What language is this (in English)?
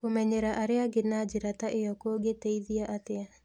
Kikuyu